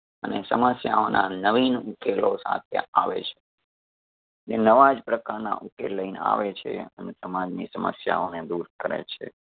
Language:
Gujarati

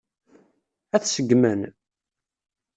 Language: Kabyle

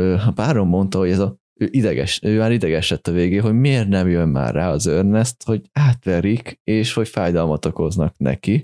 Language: Hungarian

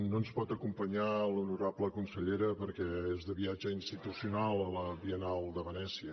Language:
Catalan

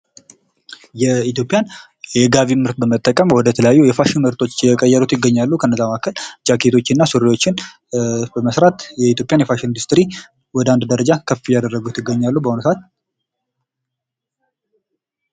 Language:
Amharic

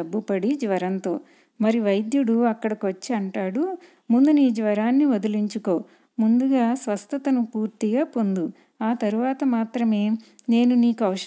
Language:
Telugu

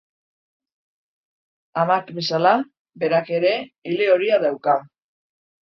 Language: Basque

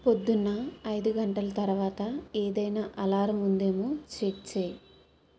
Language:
Telugu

